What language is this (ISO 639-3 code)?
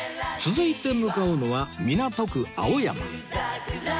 jpn